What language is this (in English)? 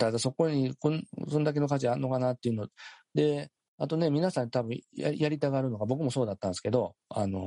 Japanese